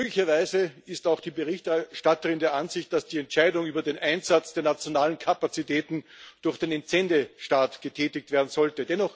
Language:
German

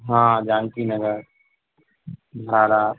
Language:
Maithili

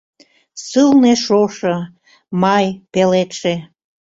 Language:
Mari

